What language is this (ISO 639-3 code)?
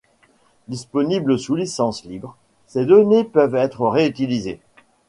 fra